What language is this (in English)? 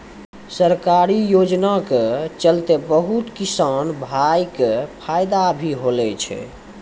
Maithili